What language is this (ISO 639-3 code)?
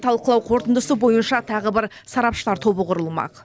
kaz